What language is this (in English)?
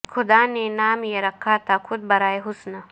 Urdu